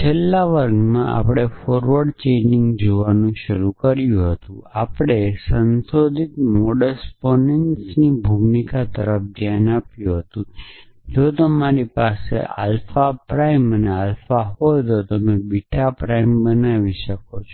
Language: Gujarati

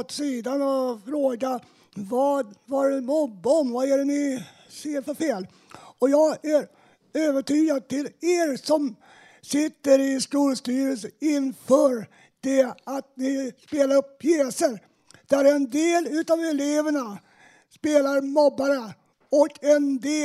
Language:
Swedish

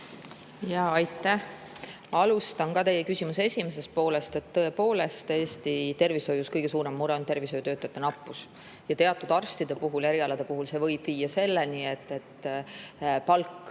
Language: Estonian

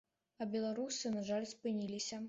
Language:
Belarusian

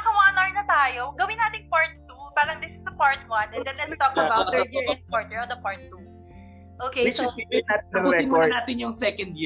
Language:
Filipino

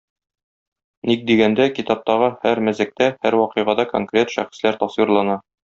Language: Tatar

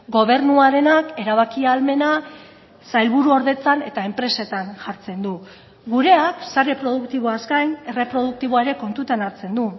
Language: Basque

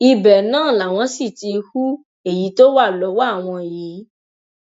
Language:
Yoruba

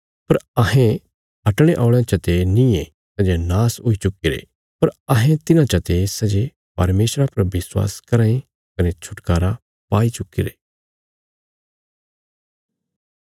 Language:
Bilaspuri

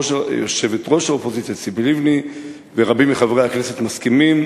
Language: Hebrew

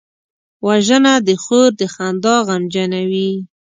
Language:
Pashto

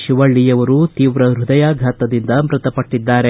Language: Kannada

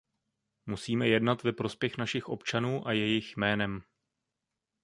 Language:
Czech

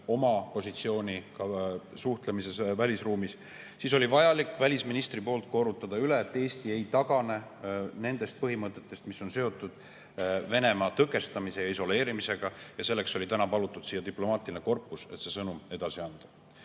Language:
Estonian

